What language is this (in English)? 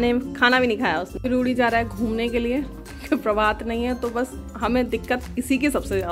Hindi